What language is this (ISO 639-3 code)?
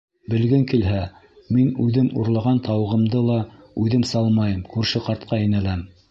bak